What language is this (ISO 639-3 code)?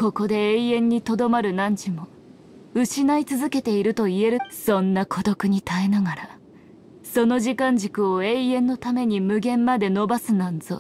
jpn